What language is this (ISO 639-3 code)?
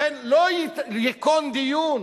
heb